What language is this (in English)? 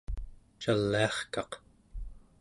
Central Yupik